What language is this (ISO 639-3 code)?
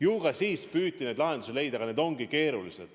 est